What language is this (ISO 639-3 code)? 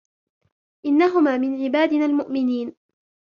ara